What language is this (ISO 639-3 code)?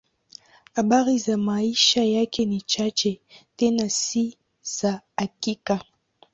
swa